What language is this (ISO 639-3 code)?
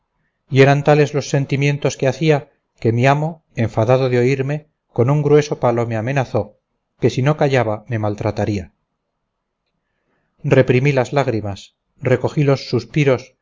spa